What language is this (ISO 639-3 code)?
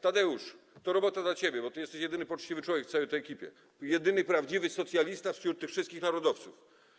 pol